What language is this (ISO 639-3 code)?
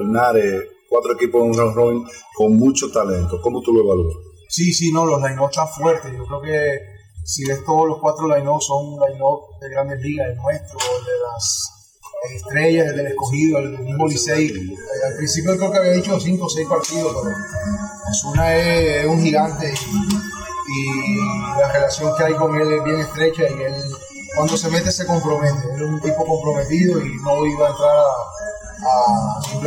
spa